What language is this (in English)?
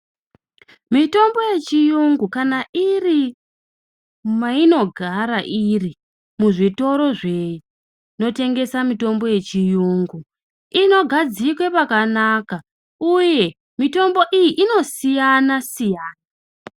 Ndau